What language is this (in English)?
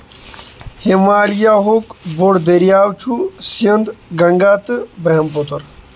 Kashmiri